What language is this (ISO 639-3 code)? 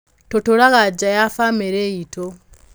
kik